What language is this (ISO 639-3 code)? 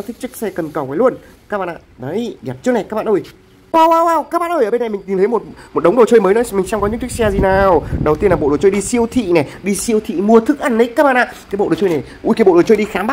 vie